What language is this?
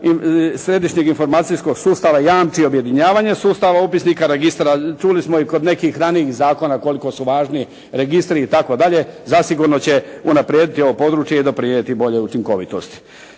Croatian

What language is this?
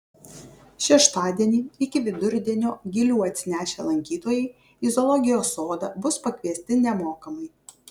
Lithuanian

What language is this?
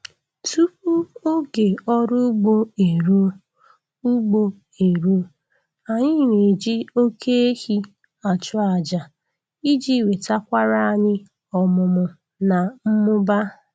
Igbo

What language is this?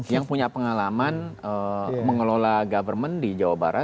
Indonesian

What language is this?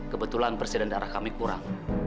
Indonesian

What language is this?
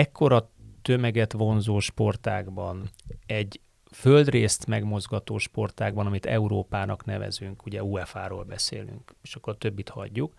Hungarian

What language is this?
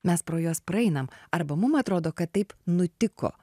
Lithuanian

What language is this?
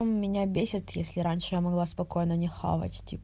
Russian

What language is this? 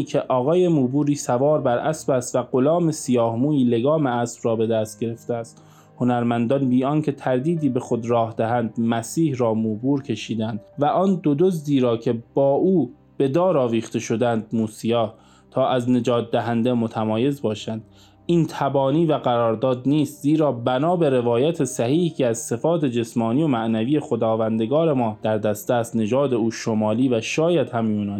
Persian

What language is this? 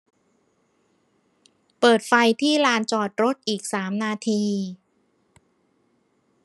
Thai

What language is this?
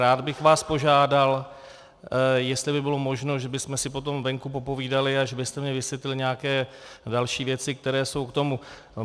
Czech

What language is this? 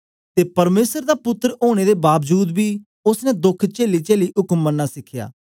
Dogri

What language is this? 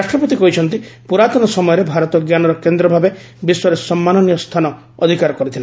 Odia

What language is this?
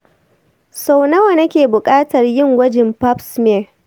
Hausa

